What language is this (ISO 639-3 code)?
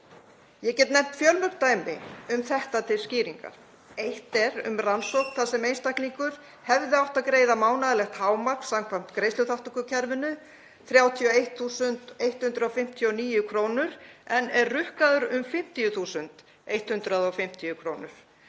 isl